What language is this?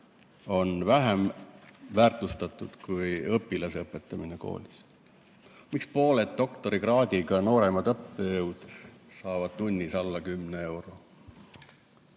Estonian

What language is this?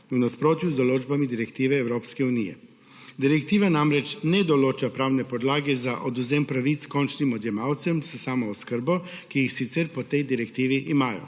Slovenian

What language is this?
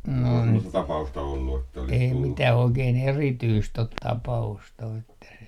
Finnish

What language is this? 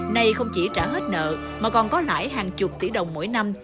Vietnamese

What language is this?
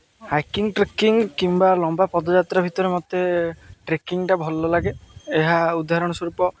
Odia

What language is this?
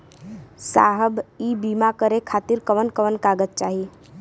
Bhojpuri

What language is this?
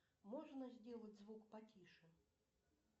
Russian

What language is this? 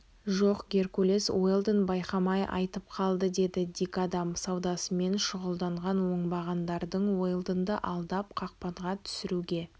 Kazakh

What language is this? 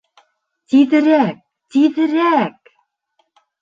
Bashkir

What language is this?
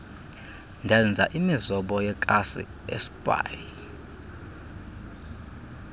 Xhosa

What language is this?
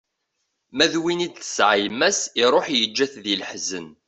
Kabyle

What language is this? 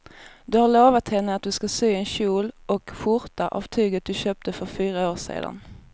Swedish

